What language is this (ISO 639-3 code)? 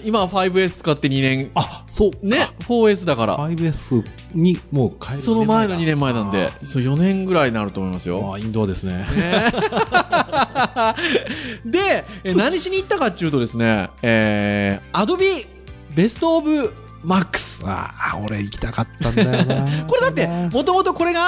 jpn